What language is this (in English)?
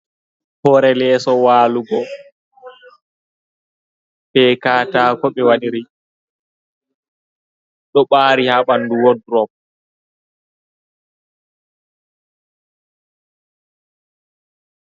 Fula